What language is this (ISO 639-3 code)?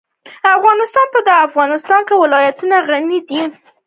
pus